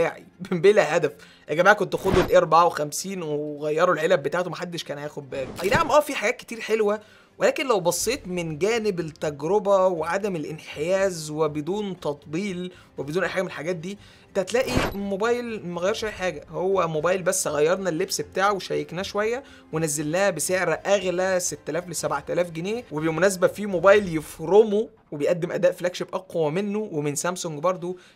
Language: Arabic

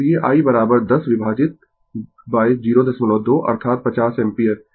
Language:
Hindi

